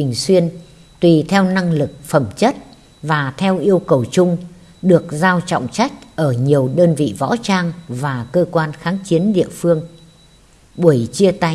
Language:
Vietnamese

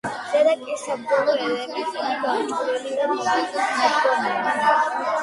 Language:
Georgian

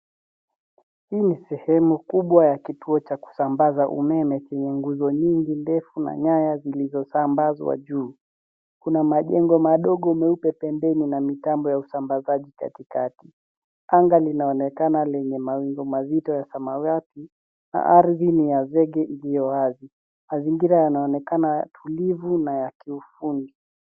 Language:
Swahili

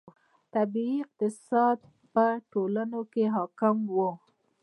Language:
Pashto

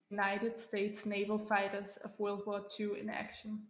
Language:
Danish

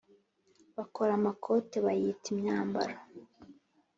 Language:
Kinyarwanda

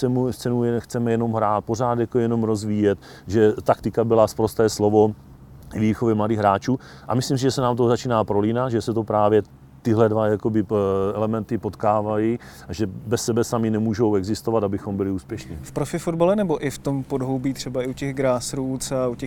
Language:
Czech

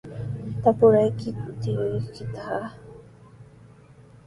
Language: Sihuas Ancash Quechua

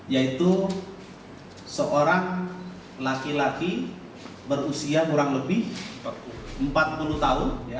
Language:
Indonesian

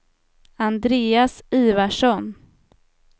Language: Swedish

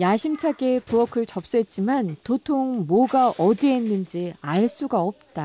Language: Korean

